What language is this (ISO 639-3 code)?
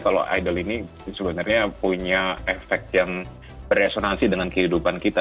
ind